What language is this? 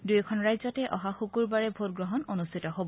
Assamese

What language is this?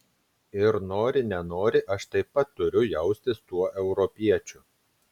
Lithuanian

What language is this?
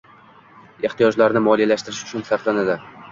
Uzbek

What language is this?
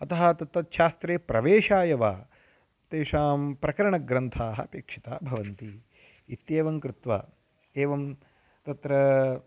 Sanskrit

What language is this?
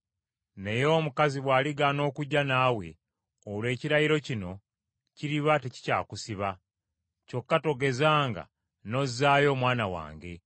Ganda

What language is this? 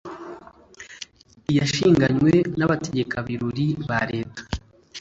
Kinyarwanda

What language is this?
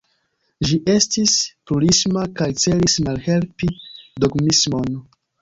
Esperanto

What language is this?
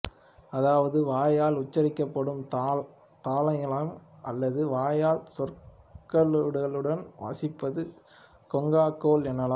Tamil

